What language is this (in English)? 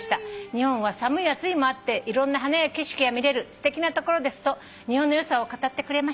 Japanese